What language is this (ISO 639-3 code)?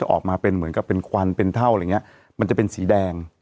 tha